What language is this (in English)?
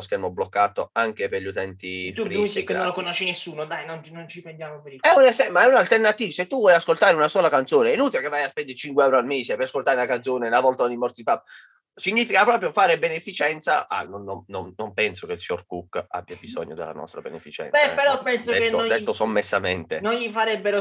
Italian